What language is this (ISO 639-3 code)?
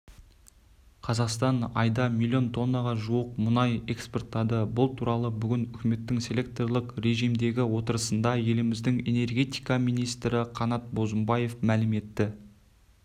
kaz